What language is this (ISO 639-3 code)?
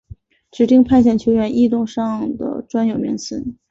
zho